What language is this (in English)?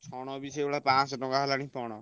Odia